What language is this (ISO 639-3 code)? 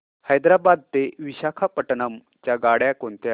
mar